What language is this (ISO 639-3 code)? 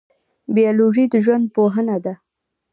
pus